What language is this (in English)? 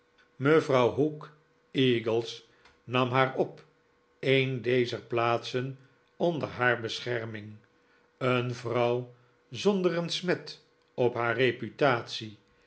Dutch